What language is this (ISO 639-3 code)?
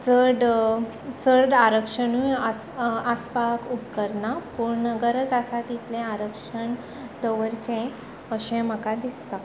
kok